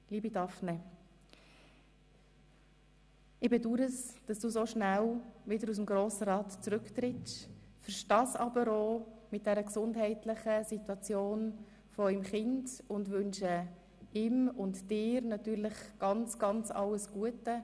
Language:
Swiss German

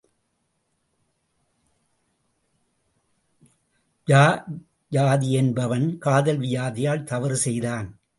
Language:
Tamil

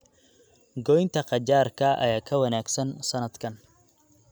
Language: Somali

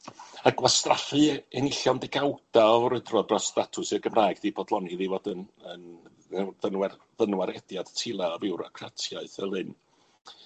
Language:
Welsh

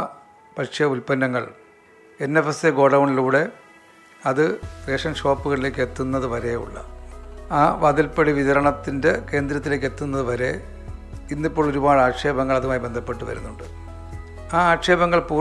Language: Malayalam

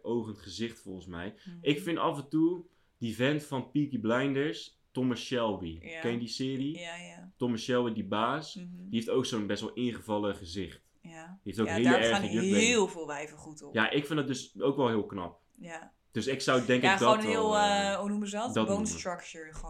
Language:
Dutch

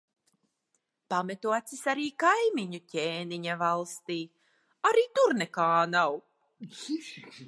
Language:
Latvian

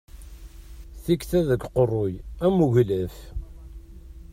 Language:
Kabyle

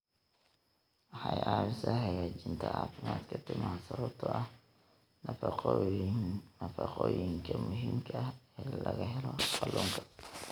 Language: Somali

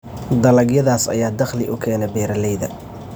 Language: Somali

